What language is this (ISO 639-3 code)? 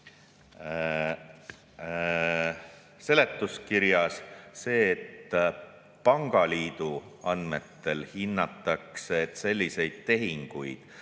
est